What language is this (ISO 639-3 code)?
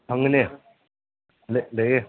mni